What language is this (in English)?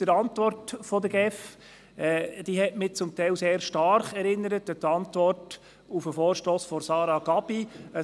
Swiss German